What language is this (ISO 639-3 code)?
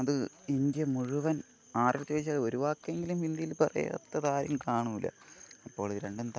mal